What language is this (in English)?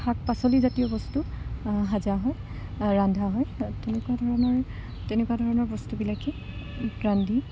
Assamese